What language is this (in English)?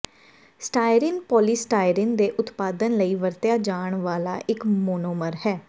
Punjabi